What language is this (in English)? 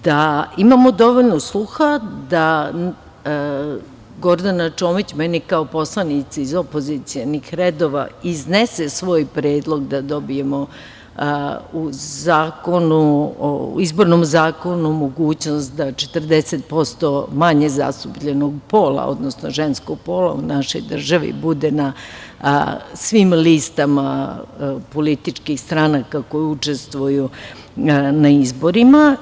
Serbian